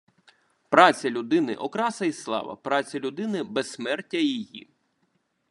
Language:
Ukrainian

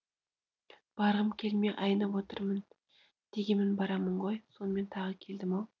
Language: Kazakh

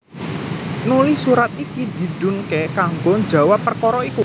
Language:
Javanese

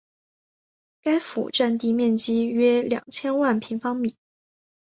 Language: Chinese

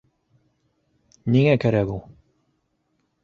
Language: Bashkir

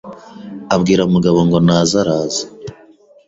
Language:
Kinyarwanda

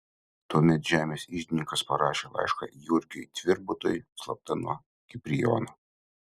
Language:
Lithuanian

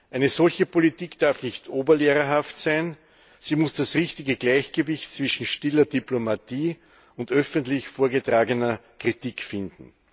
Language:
German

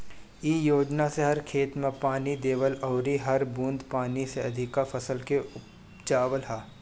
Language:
Bhojpuri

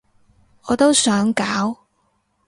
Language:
Cantonese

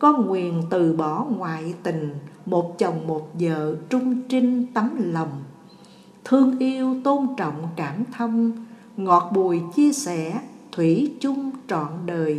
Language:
Vietnamese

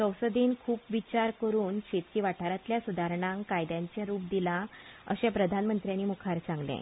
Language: Konkani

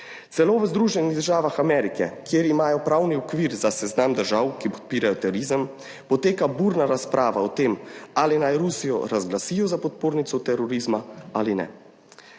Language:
Slovenian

